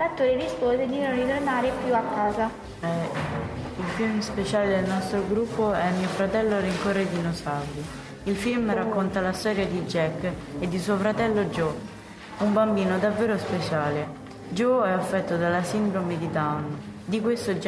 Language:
Italian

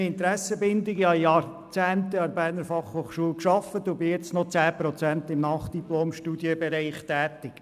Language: Swiss German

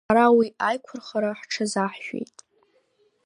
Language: Abkhazian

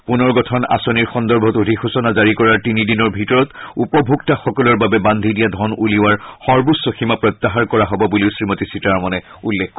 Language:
Assamese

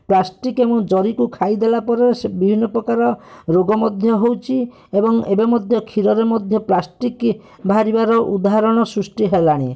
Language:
Odia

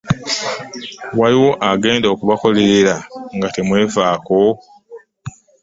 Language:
Ganda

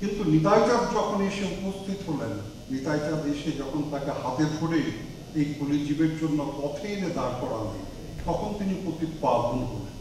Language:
Romanian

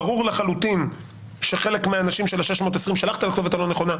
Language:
Hebrew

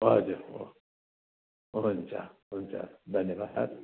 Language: Nepali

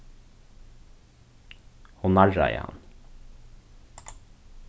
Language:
Faroese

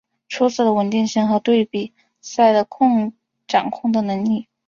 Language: Chinese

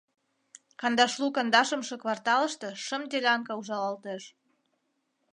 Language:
Mari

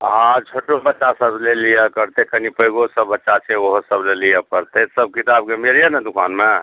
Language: Maithili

